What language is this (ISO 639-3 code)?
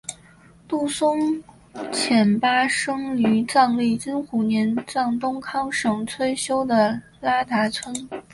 zho